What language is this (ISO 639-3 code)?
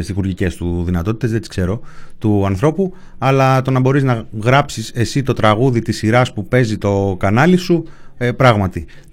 ell